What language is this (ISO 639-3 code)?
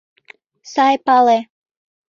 chm